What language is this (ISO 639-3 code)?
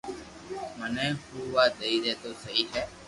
lrk